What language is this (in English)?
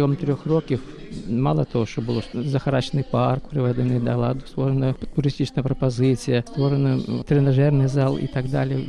Ukrainian